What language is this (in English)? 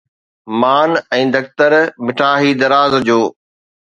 Sindhi